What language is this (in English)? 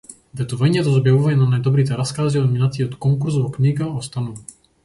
Macedonian